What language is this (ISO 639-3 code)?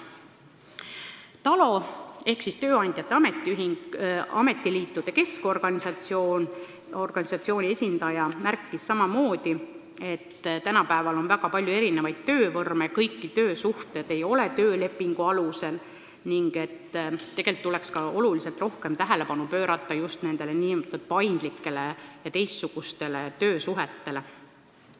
est